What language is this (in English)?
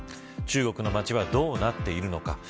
Japanese